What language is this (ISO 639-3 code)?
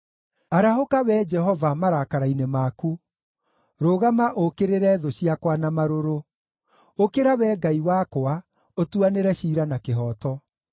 kik